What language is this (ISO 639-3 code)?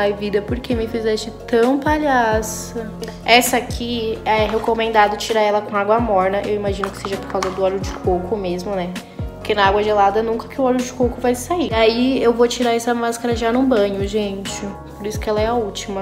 por